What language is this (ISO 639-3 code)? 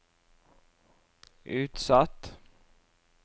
nor